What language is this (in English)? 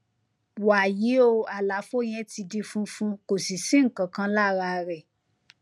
Yoruba